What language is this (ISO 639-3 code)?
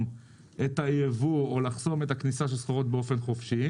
heb